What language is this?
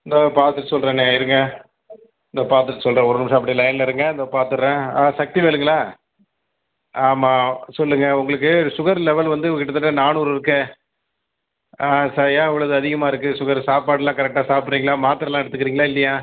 Tamil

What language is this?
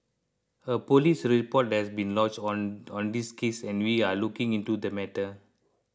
English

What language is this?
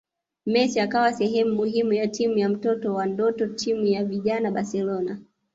Swahili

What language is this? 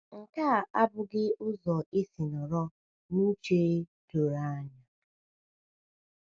Igbo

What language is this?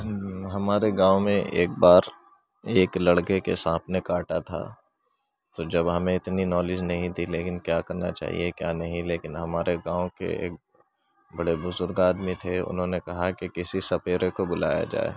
Urdu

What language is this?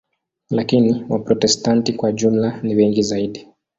Swahili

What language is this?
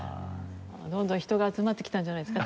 Japanese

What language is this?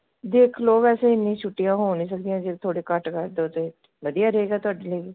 Punjabi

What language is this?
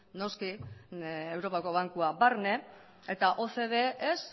Basque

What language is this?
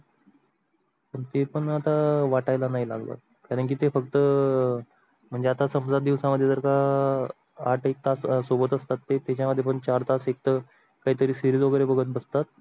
Marathi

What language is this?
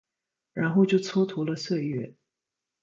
Chinese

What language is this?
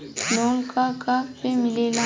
Bhojpuri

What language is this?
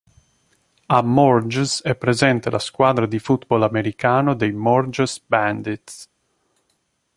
Italian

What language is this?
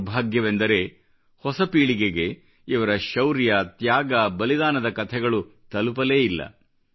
Kannada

